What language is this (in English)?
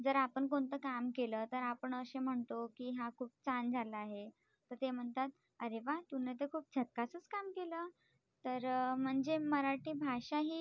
Marathi